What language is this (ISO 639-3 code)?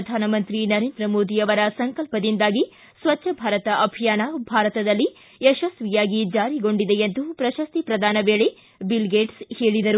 kan